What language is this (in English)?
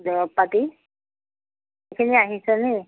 Assamese